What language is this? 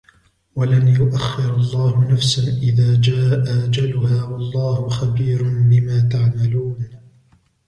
Arabic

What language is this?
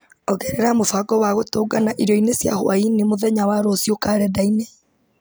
Kikuyu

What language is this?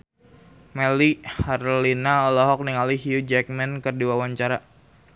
Sundanese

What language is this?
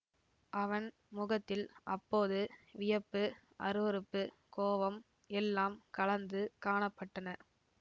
Tamil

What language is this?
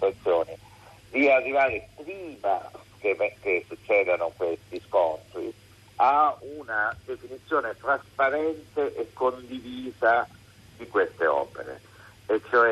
Italian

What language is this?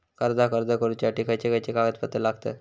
Marathi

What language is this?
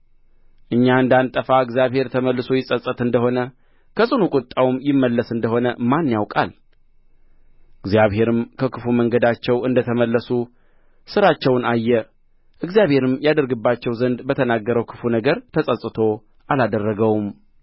Amharic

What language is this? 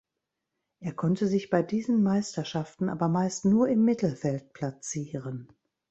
German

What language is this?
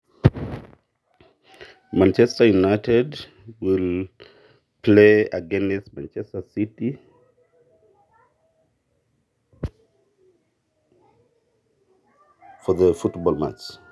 Masai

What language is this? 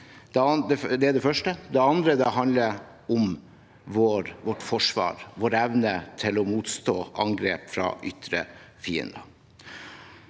Norwegian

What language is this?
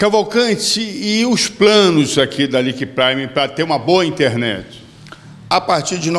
Portuguese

